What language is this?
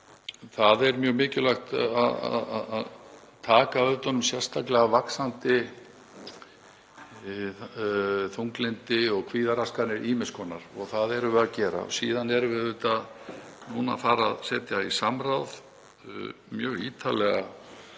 Icelandic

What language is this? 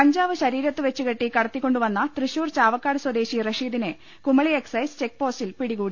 Malayalam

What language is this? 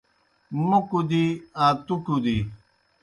Kohistani Shina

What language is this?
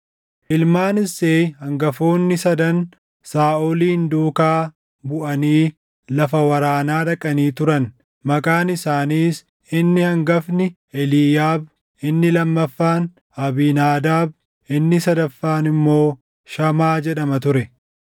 Oromo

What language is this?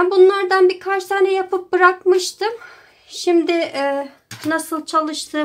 Turkish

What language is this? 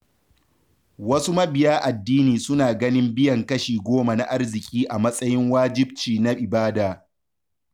Hausa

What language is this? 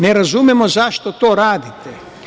Serbian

